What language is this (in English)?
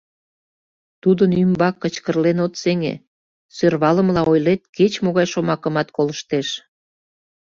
Mari